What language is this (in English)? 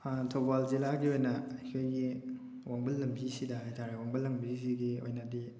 Manipuri